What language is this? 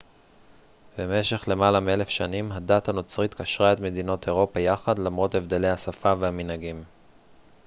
Hebrew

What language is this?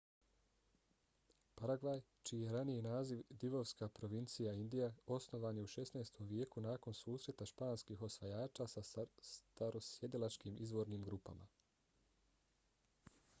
Bosnian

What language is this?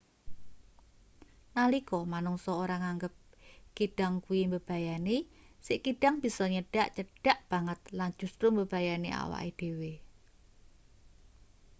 Javanese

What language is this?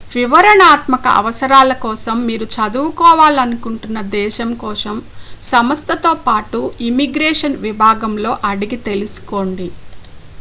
Telugu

